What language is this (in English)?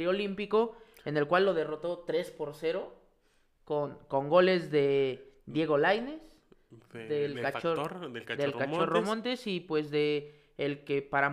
Spanish